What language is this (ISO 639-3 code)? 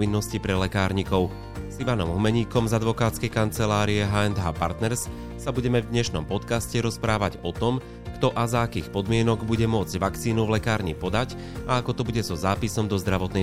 slk